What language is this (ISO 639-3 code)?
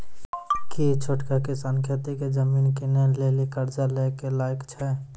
mai